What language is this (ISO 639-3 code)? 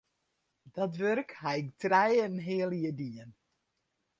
fry